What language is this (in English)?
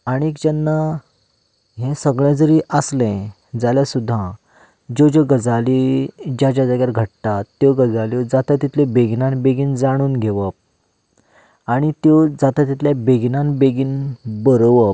Konkani